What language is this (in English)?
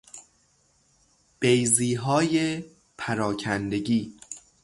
Persian